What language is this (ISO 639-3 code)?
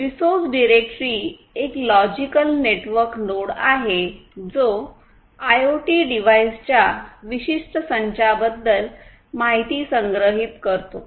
mar